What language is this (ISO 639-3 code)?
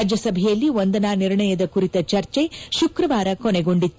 kan